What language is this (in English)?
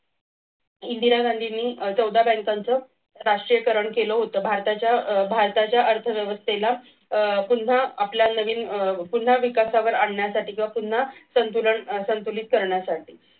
Marathi